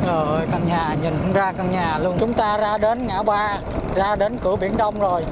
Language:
Vietnamese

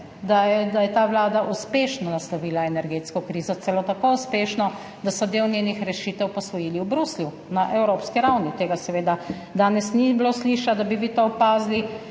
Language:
Slovenian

